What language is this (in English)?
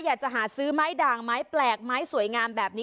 Thai